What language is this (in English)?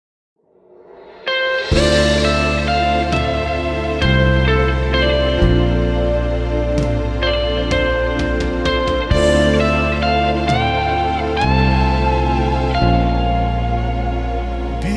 Filipino